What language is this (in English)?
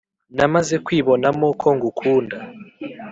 Kinyarwanda